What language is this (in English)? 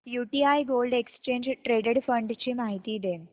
Marathi